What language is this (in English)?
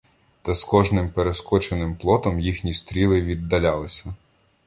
Ukrainian